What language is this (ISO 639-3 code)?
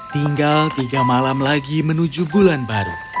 ind